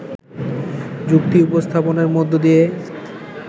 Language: Bangla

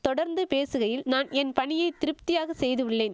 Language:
Tamil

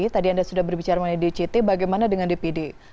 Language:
Indonesian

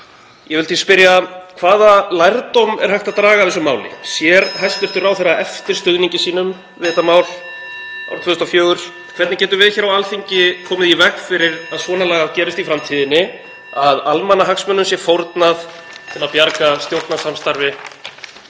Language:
Icelandic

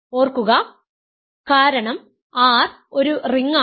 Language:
Malayalam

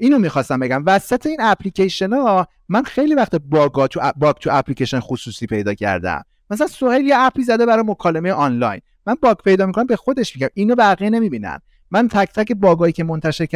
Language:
Persian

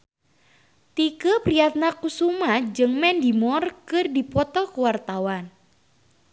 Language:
Sundanese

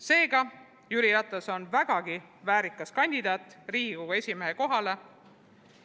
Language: Estonian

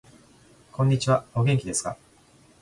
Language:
Japanese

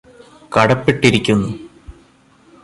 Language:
Malayalam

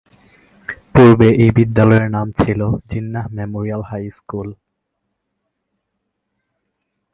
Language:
Bangla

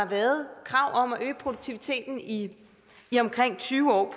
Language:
Danish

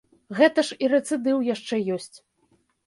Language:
Belarusian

